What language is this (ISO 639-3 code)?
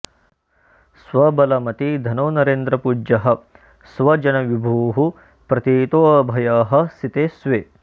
san